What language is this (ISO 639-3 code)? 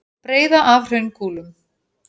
isl